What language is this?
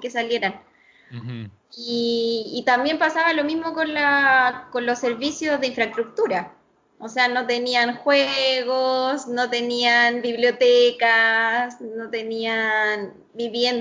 Spanish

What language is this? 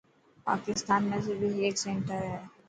Dhatki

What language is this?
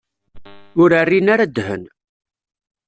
Kabyle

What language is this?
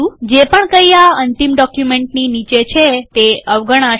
Gujarati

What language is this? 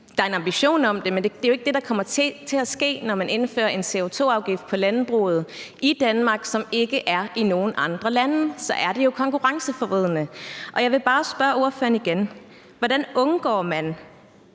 Danish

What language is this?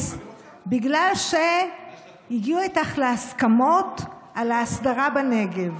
Hebrew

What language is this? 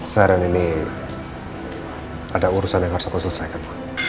Indonesian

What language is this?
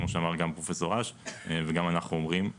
Hebrew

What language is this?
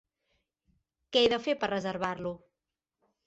Catalan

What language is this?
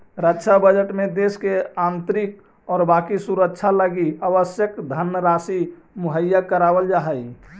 Magahi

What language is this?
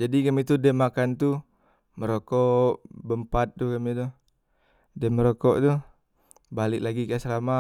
Musi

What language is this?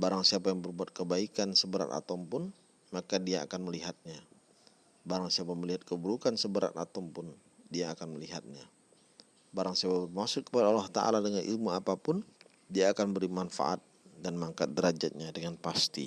Indonesian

